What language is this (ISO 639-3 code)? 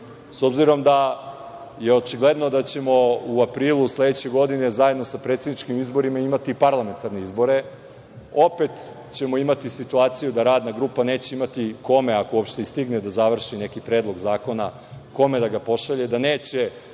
srp